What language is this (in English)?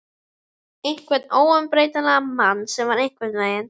Icelandic